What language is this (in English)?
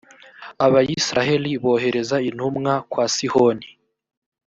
Kinyarwanda